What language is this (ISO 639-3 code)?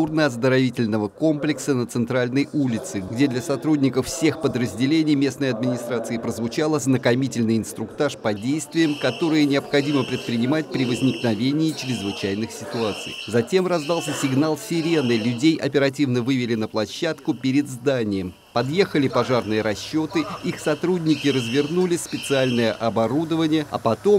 rus